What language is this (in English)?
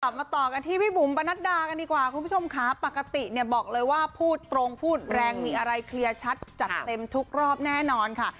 Thai